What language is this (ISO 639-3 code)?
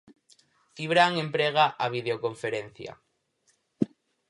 glg